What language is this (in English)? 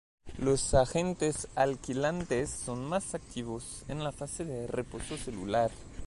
Spanish